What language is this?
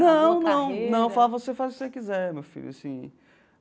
Portuguese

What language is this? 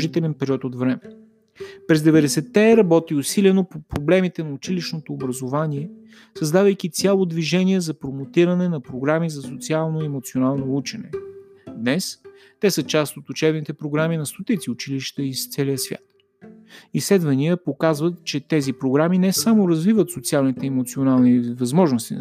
Bulgarian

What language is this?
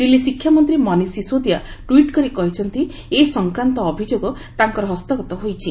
Odia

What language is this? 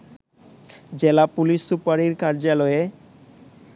Bangla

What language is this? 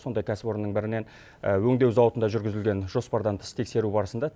Kazakh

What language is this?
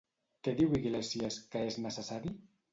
Catalan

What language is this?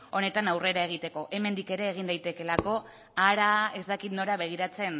Basque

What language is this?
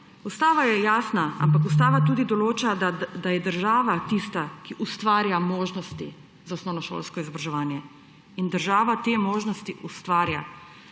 Slovenian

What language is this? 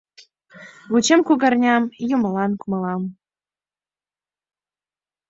Mari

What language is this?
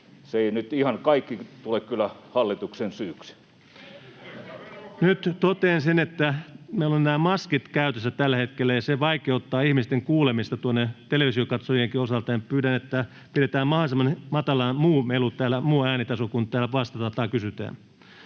Finnish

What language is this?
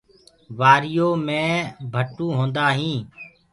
Gurgula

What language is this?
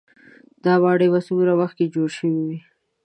Pashto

